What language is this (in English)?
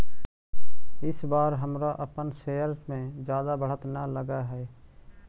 Magahi